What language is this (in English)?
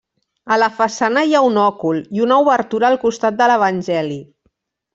Catalan